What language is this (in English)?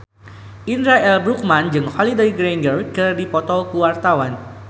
Sundanese